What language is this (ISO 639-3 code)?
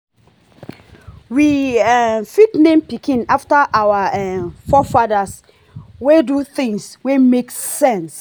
pcm